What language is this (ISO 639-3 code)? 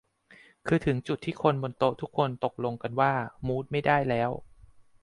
tha